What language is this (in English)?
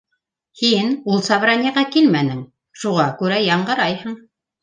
Bashkir